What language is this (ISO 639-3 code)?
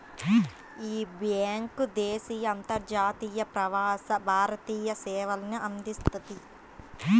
tel